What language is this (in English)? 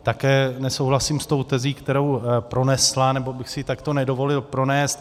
Czech